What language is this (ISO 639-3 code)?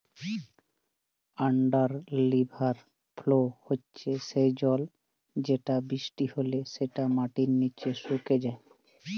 ben